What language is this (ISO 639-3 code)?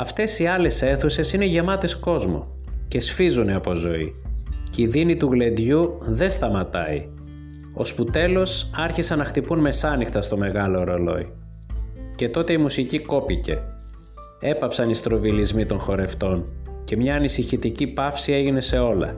ell